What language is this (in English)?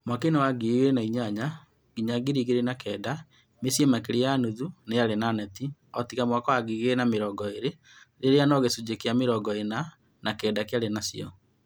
Kikuyu